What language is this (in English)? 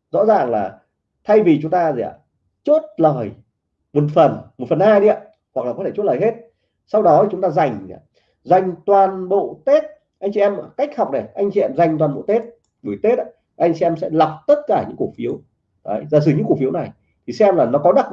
Vietnamese